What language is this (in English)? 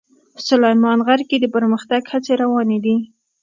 Pashto